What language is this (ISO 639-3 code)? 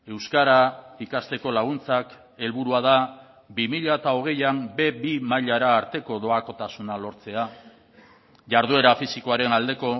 eus